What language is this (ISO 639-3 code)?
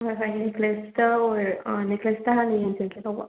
mni